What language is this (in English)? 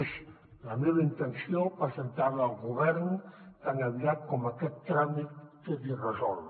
Catalan